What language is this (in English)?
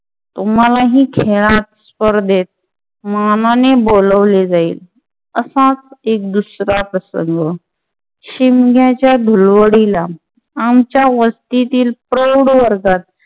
Marathi